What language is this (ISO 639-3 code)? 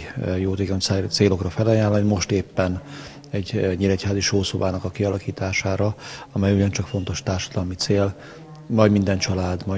hun